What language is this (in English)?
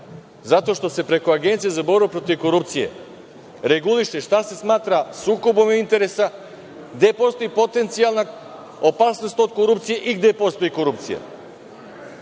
Serbian